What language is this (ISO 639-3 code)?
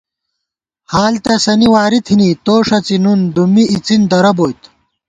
gwt